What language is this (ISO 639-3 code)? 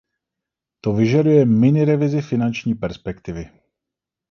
ces